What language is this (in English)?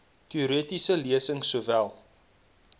Afrikaans